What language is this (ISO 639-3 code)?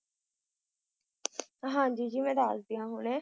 pan